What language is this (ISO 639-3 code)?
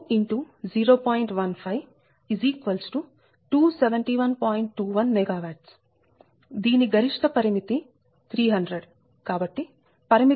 tel